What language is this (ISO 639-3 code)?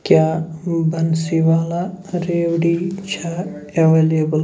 kas